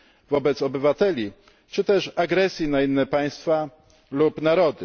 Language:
Polish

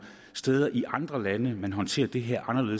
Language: Danish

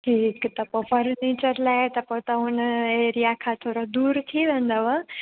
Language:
Sindhi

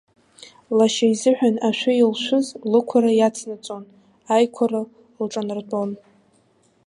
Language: Abkhazian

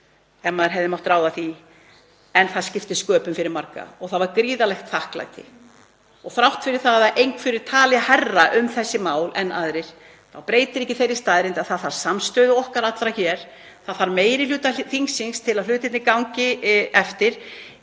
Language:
Icelandic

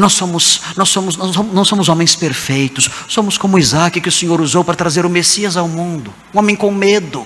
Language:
Portuguese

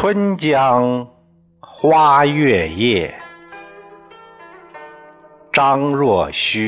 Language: Chinese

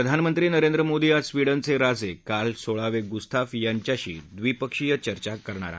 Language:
Marathi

